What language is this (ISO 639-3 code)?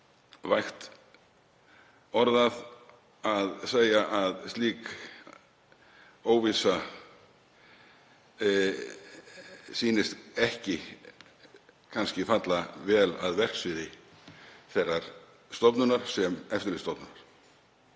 isl